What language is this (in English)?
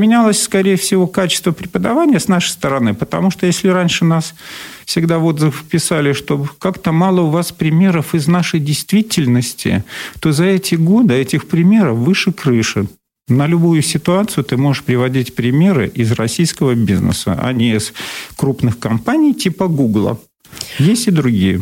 Russian